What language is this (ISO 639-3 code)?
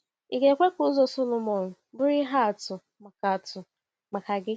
ibo